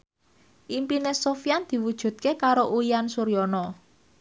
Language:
Javanese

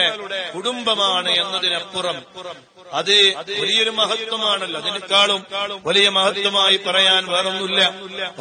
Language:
Arabic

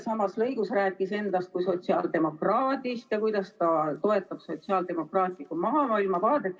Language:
Estonian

